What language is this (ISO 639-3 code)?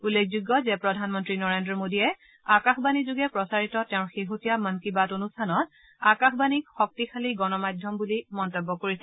asm